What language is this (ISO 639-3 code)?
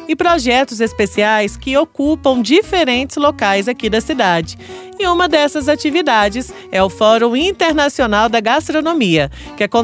por